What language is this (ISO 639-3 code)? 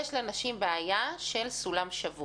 heb